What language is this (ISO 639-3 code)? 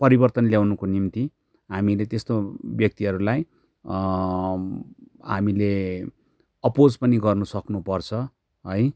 nep